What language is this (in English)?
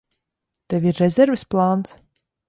Latvian